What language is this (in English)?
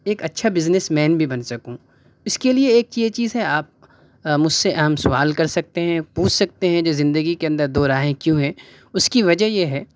Urdu